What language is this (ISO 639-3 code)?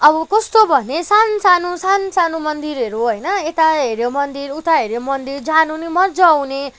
nep